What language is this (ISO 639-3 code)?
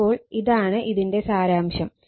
mal